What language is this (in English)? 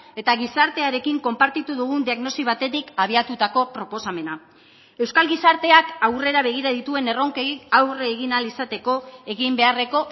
Basque